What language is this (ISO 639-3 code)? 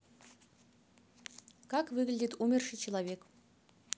rus